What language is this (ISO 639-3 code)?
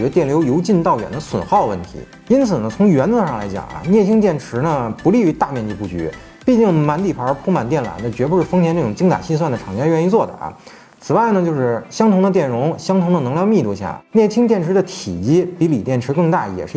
zho